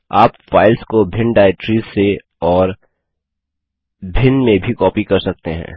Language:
Hindi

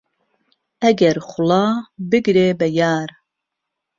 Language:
Central Kurdish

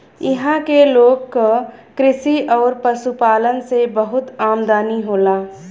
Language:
Bhojpuri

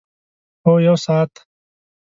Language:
Pashto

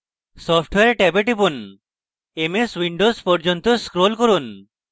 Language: Bangla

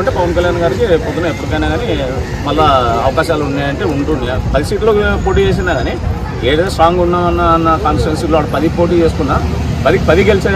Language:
Telugu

